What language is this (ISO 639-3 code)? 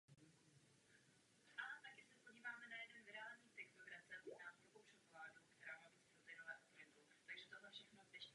ces